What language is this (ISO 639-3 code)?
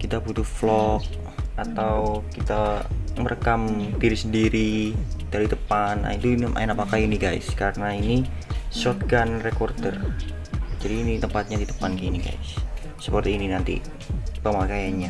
ind